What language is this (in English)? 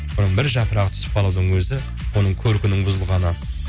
Kazakh